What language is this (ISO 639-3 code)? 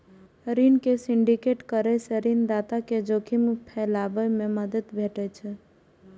mai